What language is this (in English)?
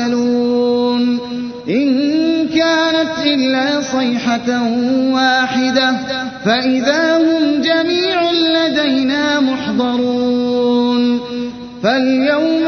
Arabic